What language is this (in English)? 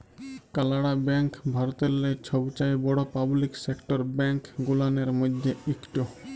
Bangla